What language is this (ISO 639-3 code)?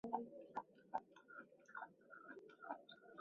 zho